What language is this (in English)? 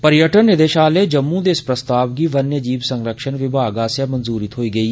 Dogri